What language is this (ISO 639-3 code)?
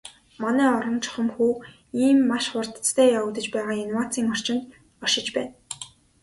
mon